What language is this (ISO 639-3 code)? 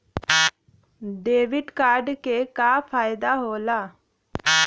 bho